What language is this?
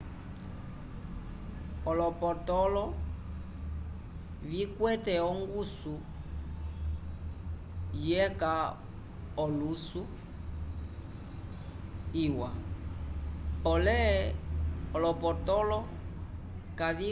Umbundu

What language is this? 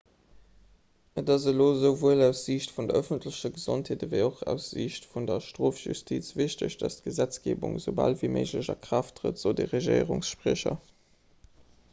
Luxembourgish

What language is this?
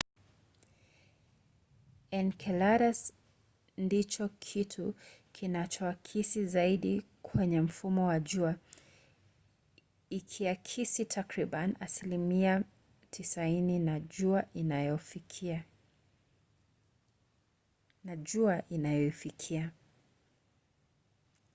Swahili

